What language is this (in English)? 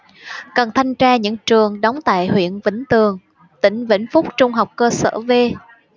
Vietnamese